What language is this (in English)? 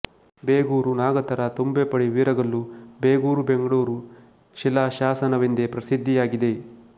Kannada